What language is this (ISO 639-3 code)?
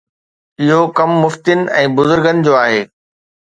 snd